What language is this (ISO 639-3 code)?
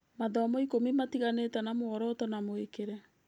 kik